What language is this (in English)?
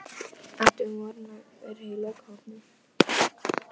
Icelandic